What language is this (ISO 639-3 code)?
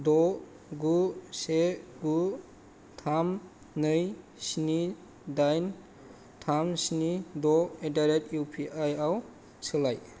brx